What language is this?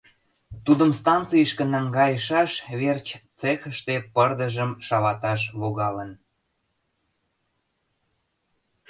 Mari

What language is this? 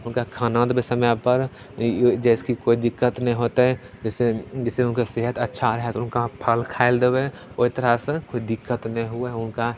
Maithili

